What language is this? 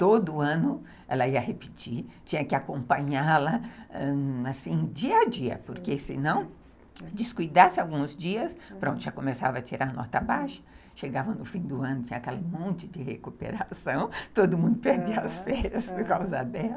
Portuguese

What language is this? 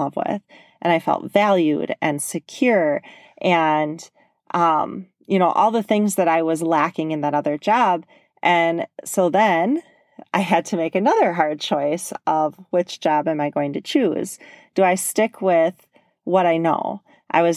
English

